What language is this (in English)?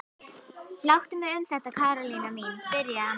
Icelandic